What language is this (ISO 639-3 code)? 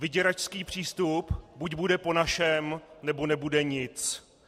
ces